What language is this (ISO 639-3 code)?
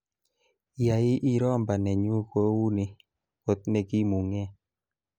kln